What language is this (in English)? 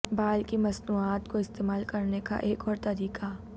Urdu